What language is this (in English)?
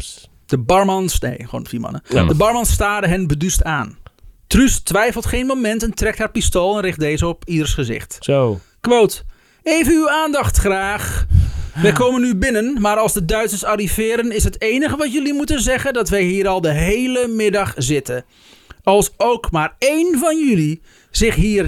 Dutch